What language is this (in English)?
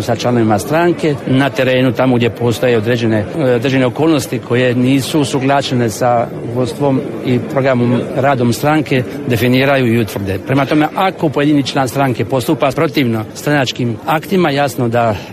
Croatian